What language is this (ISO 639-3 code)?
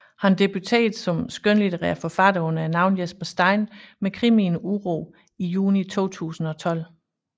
dan